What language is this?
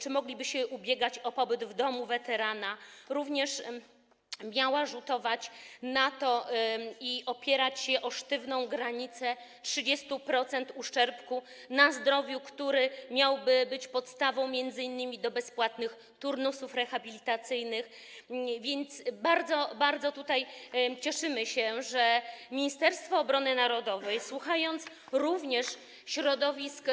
Polish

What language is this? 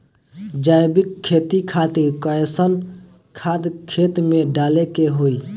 Bhojpuri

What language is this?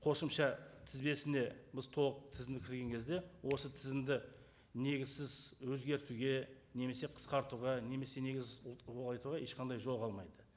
Kazakh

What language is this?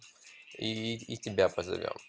Russian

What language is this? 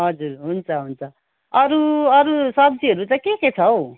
Nepali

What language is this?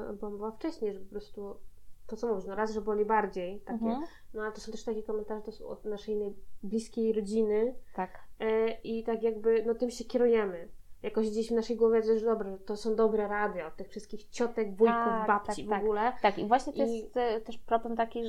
Polish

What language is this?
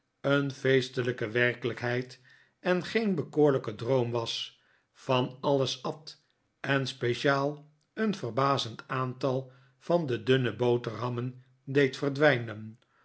Dutch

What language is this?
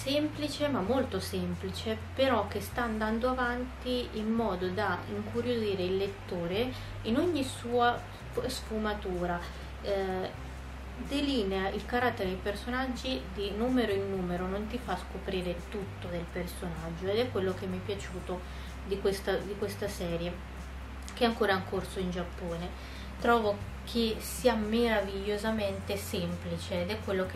Italian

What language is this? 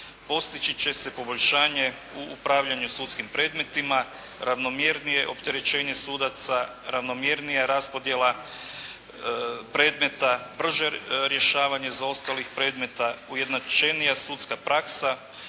Croatian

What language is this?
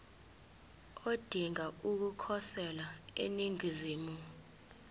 Zulu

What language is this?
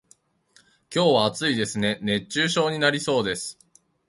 Japanese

